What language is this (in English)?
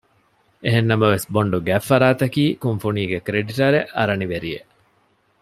Divehi